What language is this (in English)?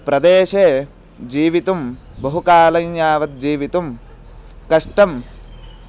Sanskrit